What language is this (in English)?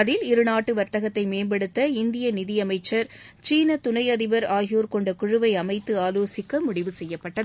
Tamil